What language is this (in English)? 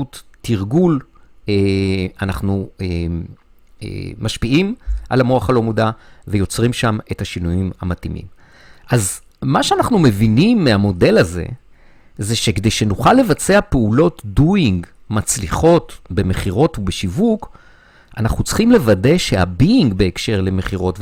Hebrew